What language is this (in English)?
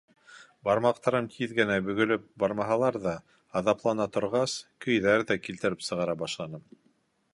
Bashkir